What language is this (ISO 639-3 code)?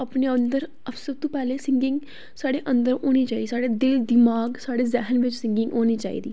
doi